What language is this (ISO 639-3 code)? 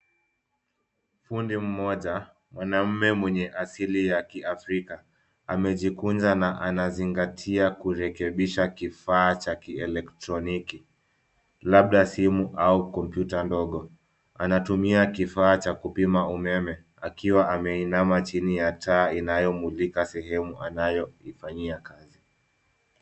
swa